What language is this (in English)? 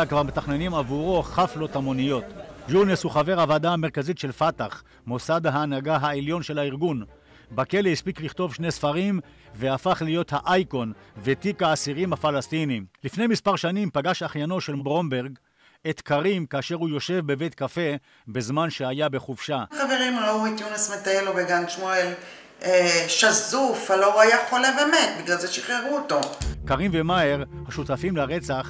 Hebrew